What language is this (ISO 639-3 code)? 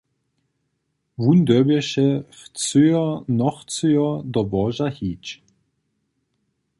hsb